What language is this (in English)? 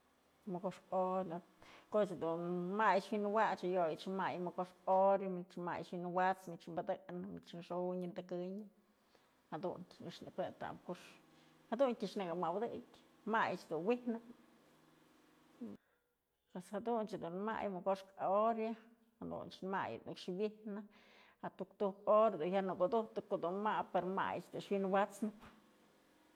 Mazatlán Mixe